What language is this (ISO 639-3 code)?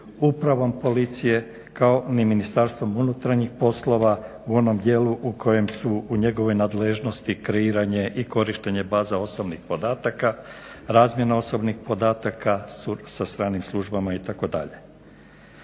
hrv